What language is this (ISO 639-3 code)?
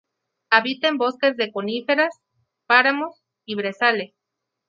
spa